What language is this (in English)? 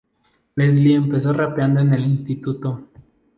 Spanish